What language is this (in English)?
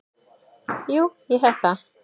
Icelandic